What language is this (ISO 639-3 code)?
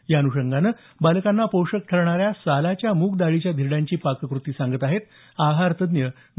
mar